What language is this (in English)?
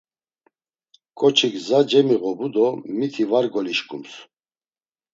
Laz